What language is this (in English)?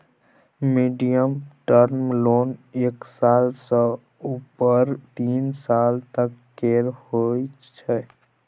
Maithili